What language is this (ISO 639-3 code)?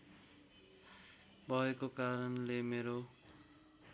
nep